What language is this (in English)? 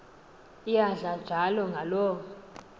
Xhosa